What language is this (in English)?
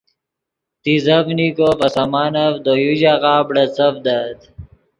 Yidgha